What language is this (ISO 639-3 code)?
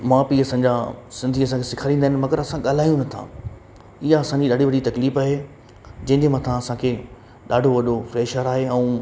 snd